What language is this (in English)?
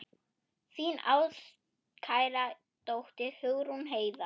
Icelandic